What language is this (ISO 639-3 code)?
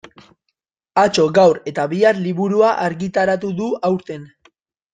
eus